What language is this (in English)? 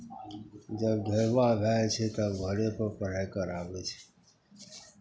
Maithili